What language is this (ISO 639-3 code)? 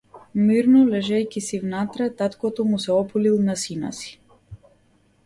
mkd